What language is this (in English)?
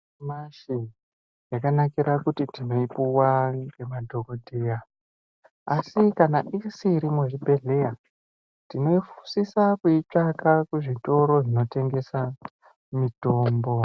Ndau